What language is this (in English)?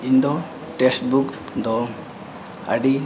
Santali